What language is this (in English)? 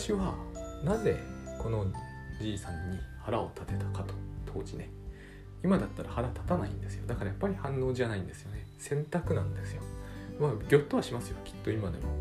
Japanese